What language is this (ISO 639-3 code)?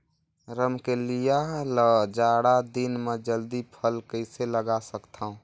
hne